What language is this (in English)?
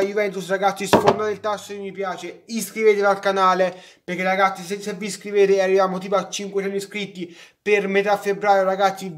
Italian